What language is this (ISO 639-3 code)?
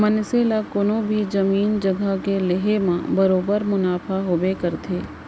hne